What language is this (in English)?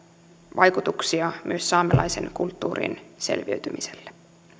Finnish